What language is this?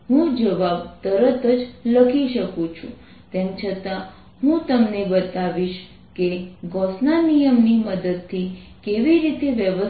Gujarati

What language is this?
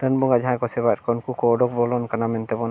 Santali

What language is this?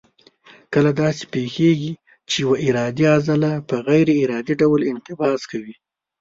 Pashto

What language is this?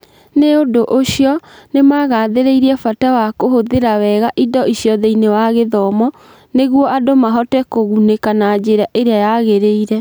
Kikuyu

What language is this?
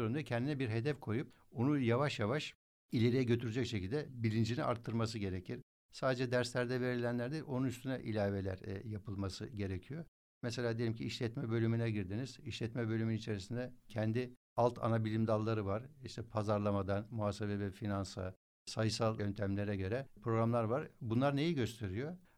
Turkish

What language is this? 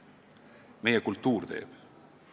Estonian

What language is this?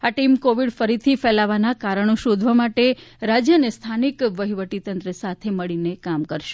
Gujarati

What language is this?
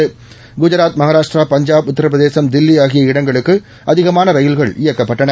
Tamil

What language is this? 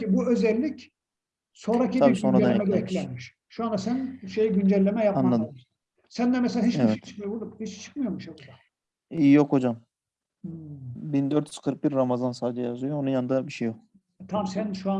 Turkish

